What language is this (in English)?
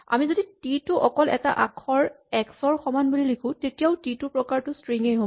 Assamese